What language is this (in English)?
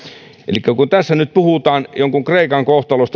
Finnish